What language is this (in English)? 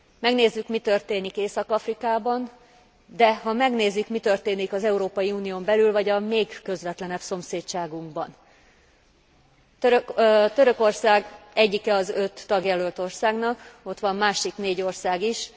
Hungarian